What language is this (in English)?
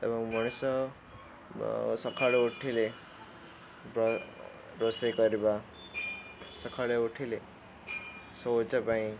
Odia